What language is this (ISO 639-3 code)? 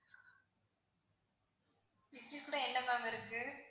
tam